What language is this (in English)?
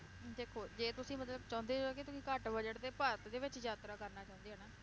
Punjabi